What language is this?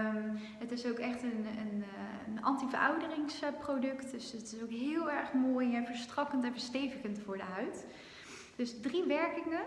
Dutch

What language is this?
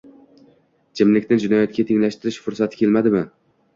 Uzbek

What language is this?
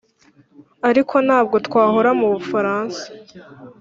Kinyarwanda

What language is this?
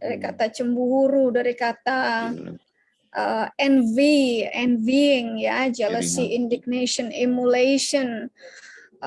Indonesian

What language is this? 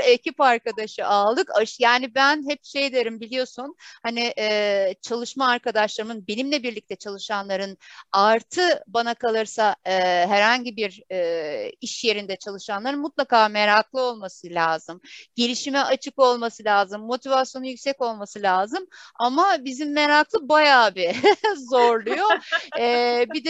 Turkish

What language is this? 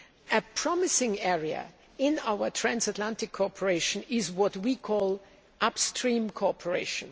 English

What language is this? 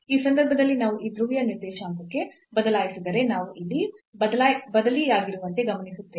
Kannada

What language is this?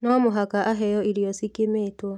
Kikuyu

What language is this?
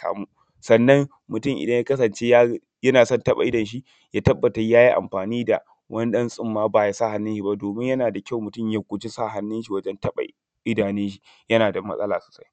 Hausa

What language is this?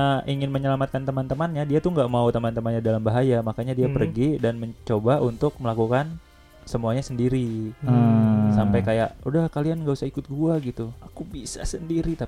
Indonesian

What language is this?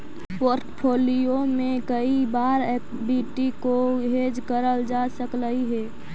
Magahi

